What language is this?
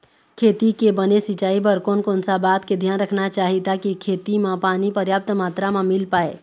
Chhattisgarhi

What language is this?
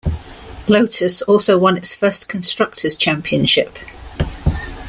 English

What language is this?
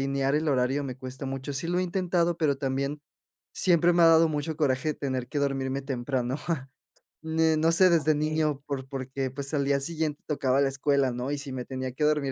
Spanish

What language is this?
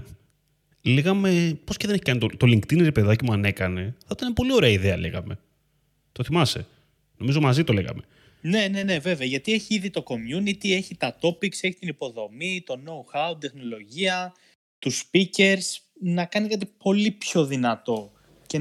Greek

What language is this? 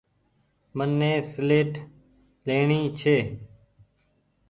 Goaria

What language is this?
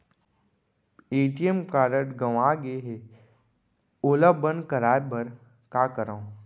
Chhattisgarhi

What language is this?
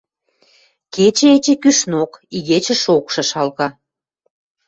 Western Mari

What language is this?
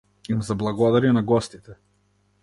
Macedonian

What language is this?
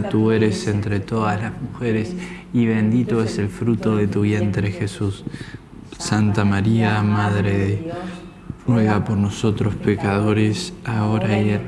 Spanish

